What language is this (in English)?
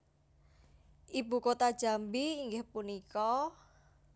Javanese